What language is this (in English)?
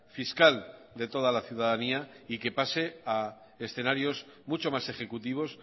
Spanish